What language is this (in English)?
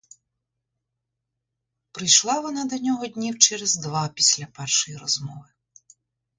Ukrainian